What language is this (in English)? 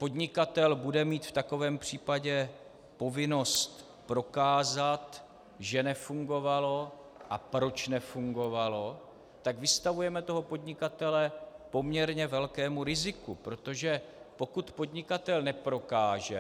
Czech